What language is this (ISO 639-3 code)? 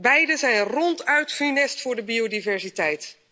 nld